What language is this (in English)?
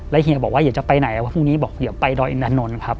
Thai